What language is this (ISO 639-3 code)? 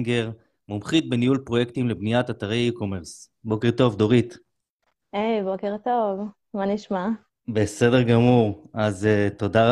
heb